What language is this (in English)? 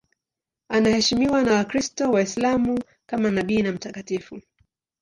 Swahili